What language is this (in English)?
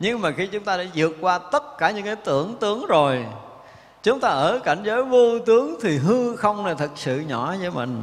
Vietnamese